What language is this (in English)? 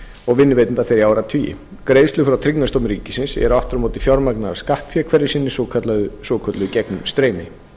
Icelandic